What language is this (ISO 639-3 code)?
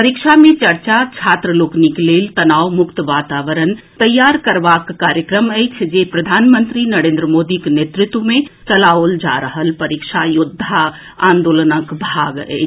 mai